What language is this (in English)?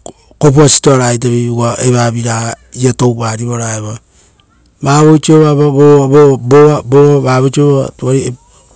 Rotokas